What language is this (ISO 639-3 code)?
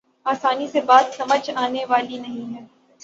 urd